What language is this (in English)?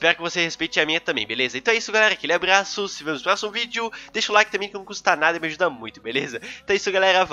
Portuguese